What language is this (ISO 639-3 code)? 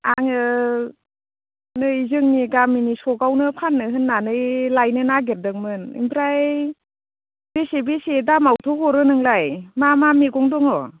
brx